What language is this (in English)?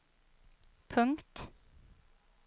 Swedish